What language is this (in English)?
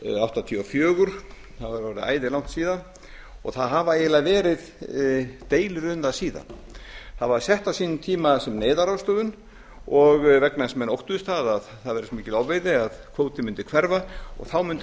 Icelandic